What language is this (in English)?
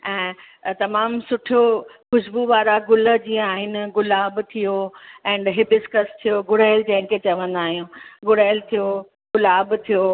Sindhi